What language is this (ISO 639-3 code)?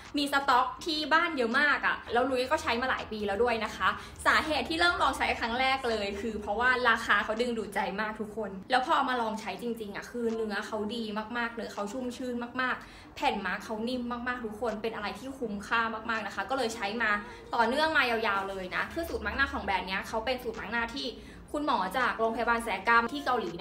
tha